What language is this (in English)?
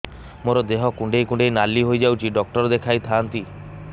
Odia